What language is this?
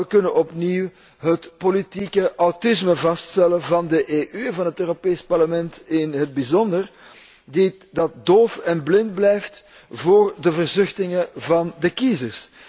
Dutch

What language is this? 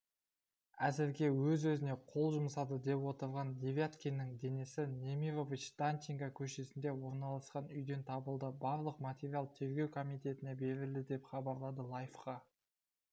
Kazakh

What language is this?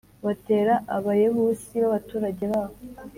Kinyarwanda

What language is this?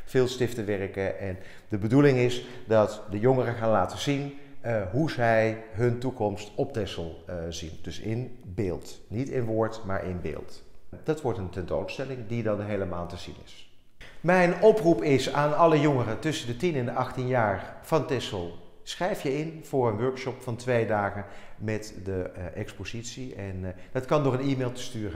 Dutch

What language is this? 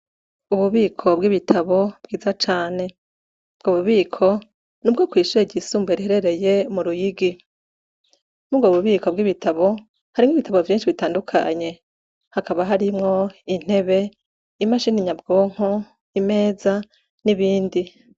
Rundi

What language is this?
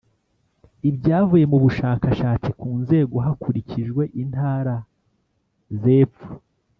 Kinyarwanda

